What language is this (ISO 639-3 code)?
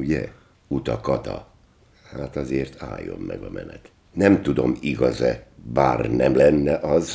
hun